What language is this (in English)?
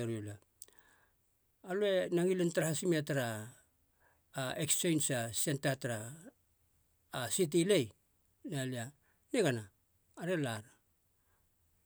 Halia